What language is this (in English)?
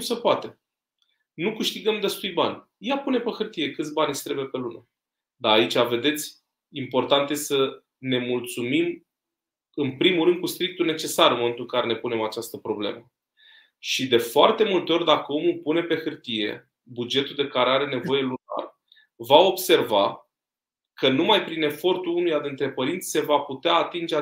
Romanian